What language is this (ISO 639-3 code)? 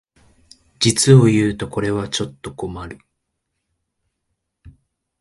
jpn